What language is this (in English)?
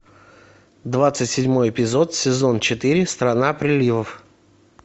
Russian